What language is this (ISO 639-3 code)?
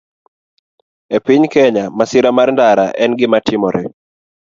luo